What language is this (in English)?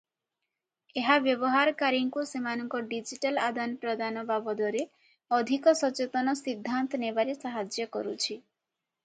Odia